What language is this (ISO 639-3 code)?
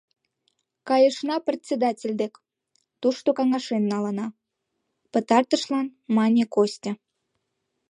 chm